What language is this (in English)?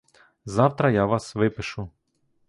Ukrainian